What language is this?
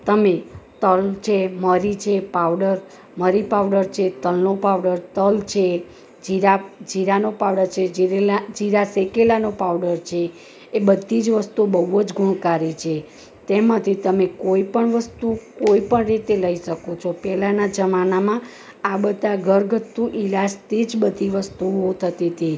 Gujarati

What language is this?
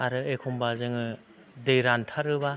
Bodo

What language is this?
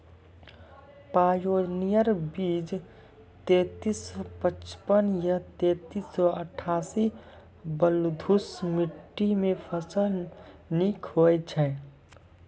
Maithili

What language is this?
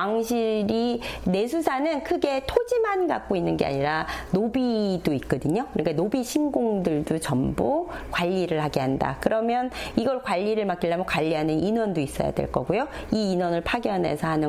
Korean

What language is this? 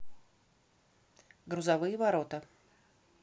Russian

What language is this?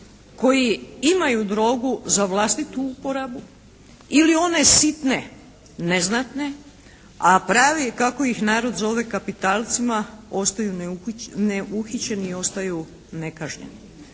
Croatian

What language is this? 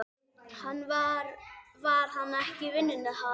Icelandic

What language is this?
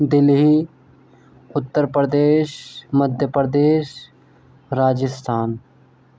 Urdu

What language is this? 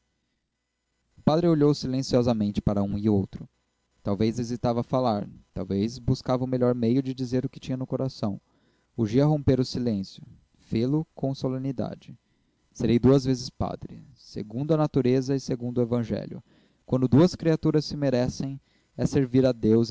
Portuguese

